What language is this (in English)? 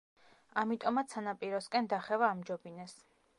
Georgian